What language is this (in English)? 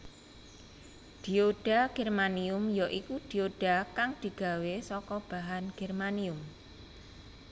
Javanese